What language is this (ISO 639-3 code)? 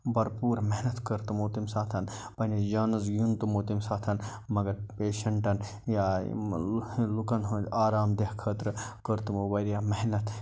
kas